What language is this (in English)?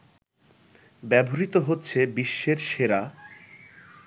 Bangla